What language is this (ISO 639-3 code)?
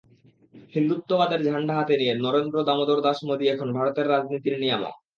ben